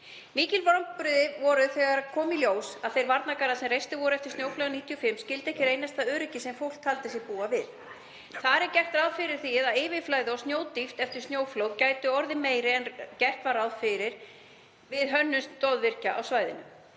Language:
Icelandic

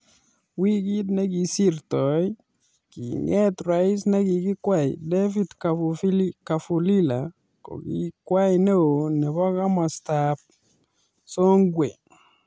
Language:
Kalenjin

